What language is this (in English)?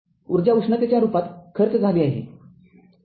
Marathi